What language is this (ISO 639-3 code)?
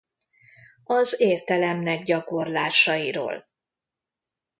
hun